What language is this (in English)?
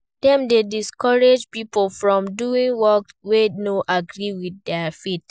Nigerian Pidgin